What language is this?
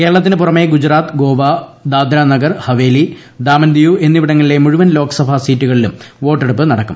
Malayalam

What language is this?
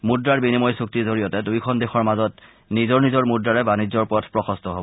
Assamese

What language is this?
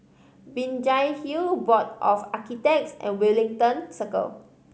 English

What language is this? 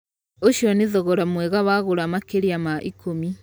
Kikuyu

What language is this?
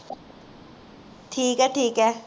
Punjabi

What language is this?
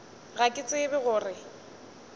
Northern Sotho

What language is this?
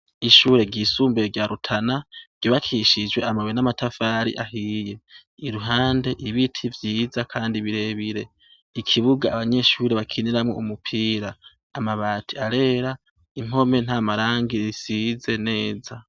Rundi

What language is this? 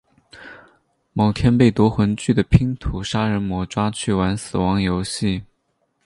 Chinese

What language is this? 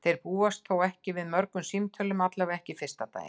Icelandic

